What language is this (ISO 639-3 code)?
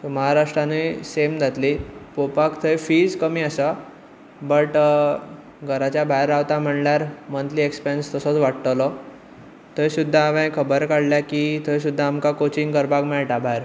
kok